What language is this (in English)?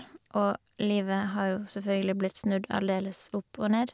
Norwegian